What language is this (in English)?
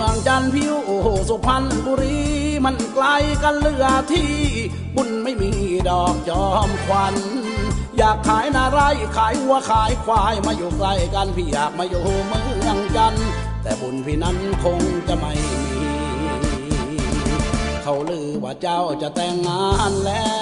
Thai